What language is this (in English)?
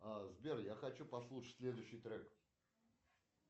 Russian